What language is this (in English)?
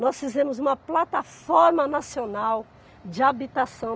Portuguese